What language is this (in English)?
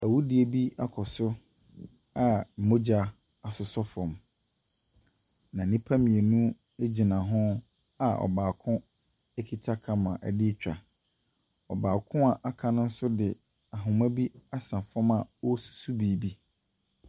Akan